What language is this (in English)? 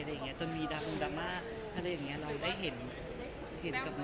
Thai